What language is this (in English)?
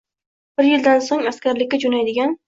Uzbek